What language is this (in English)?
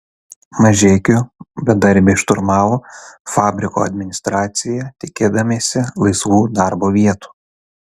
Lithuanian